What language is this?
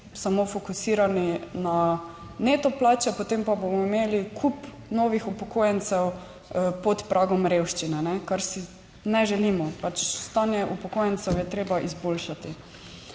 Slovenian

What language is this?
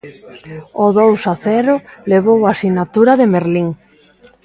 Galician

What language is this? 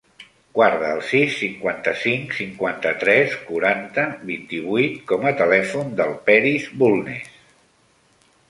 Catalan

